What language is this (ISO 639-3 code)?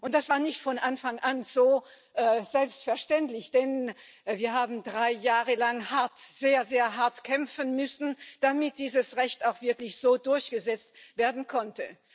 deu